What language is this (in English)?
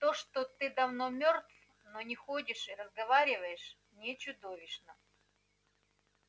Russian